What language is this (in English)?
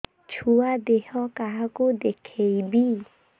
Odia